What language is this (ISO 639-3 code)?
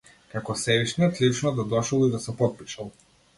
mkd